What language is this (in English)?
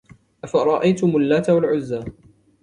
Arabic